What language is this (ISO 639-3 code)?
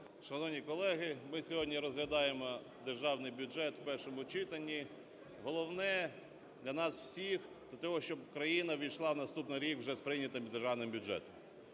ukr